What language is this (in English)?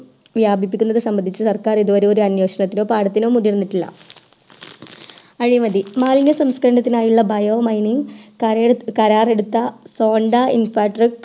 Malayalam